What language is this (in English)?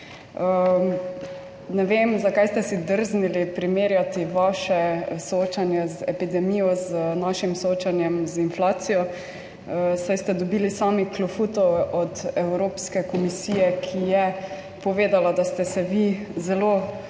Slovenian